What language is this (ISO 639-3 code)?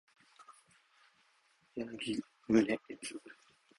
jpn